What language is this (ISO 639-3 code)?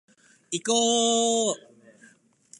jpn